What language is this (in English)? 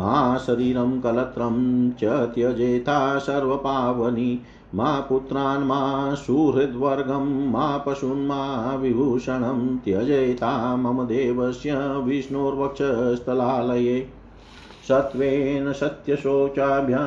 Hindi